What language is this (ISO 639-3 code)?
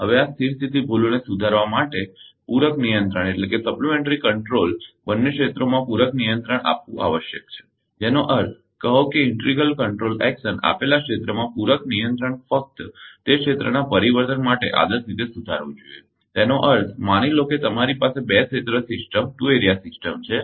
guj